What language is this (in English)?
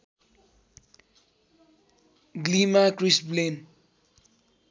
Nepali